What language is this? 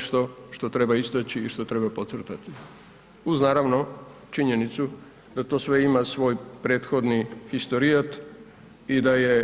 Croatian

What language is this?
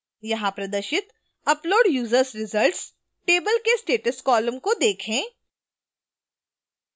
Hindi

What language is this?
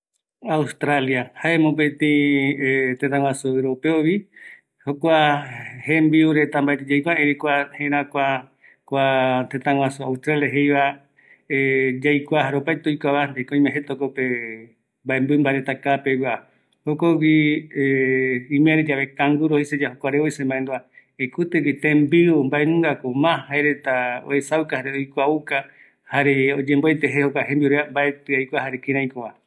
Eastern Bolivian Guaraní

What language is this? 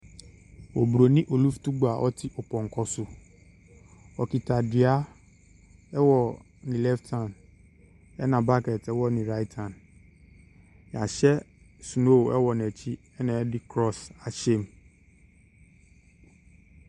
Akan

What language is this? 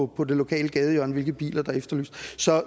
Danish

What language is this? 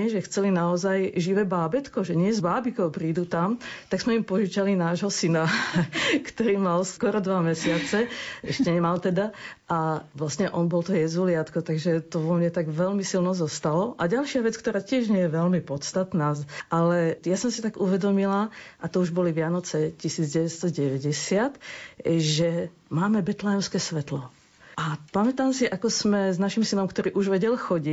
Slovak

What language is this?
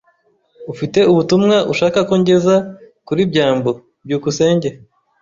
Kinyarwanda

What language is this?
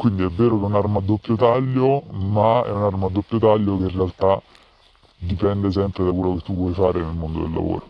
Italian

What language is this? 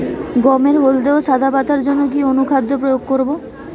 Bangla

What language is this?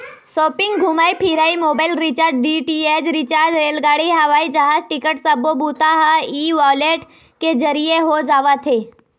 Chhattisgarhi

